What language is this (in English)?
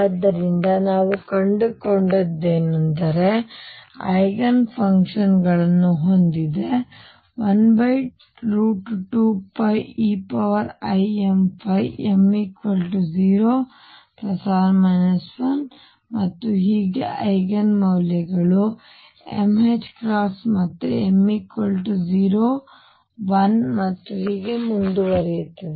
Kannada